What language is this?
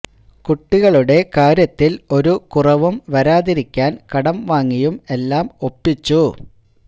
Malayalam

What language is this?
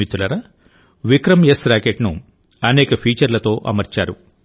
Telugu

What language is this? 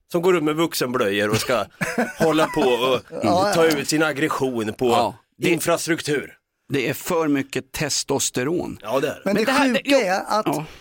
Swedish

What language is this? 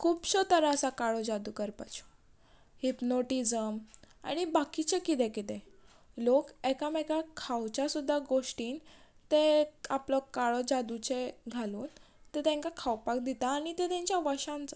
Konkani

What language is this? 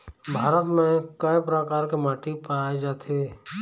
Chhattisgarhi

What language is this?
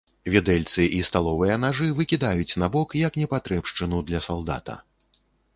Belarusian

